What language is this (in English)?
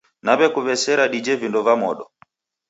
Taita